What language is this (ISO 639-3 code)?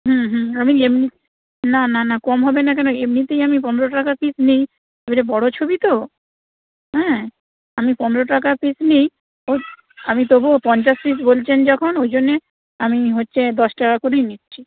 ben